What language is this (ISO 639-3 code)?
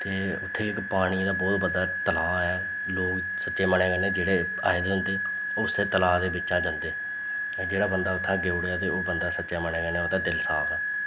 doi